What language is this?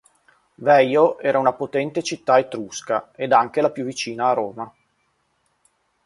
Italian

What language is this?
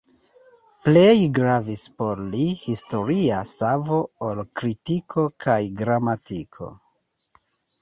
Esperanto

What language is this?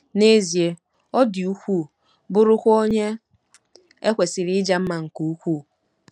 Igbo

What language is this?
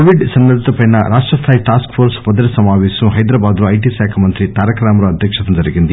Telugu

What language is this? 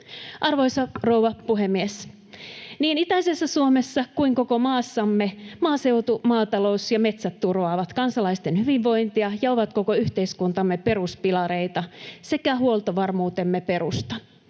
Finnish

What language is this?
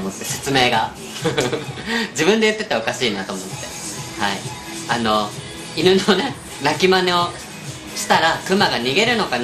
Japanese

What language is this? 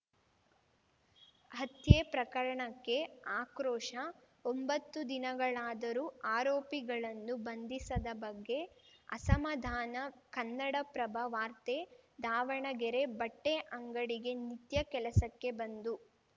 Kannada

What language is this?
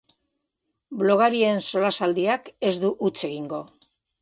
Basque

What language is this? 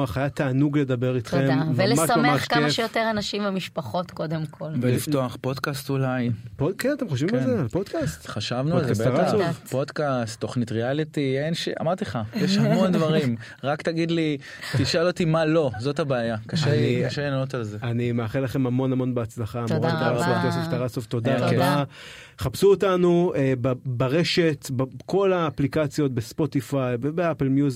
Hebrew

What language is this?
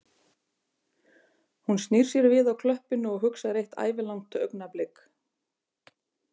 Icelandic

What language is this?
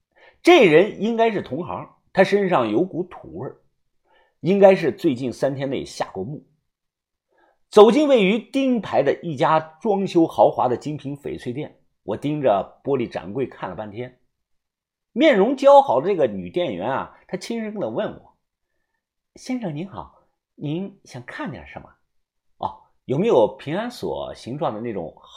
Chinese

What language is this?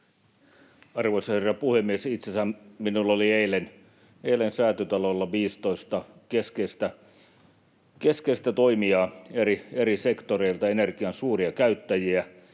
Finnish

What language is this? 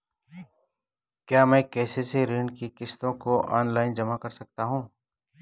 Hindi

